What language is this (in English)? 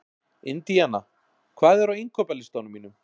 Icelandic